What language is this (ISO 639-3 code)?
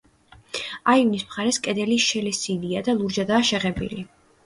kat